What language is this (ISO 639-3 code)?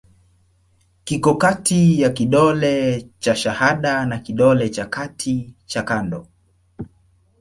swa